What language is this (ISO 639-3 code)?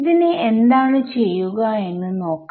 mal